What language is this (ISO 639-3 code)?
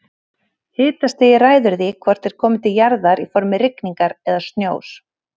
isl